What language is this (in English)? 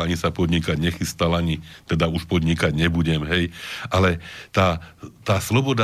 Slovak